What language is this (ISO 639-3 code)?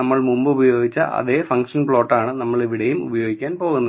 mal